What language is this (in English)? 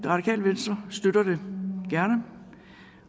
Danish